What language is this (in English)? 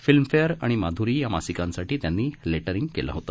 Marathi